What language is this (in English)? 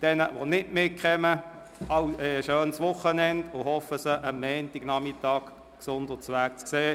Swiss German